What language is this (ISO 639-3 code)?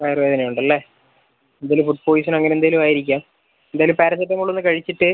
mal